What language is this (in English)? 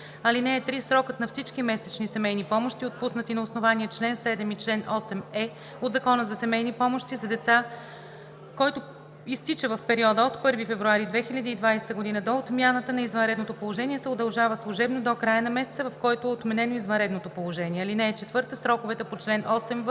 Bulgarian